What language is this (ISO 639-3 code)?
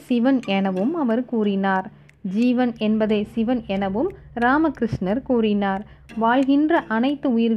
tam